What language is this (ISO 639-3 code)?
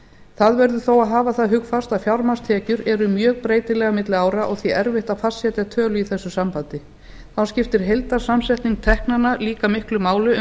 isl